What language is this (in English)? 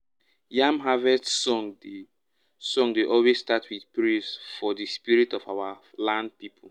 Nigerian Pidgin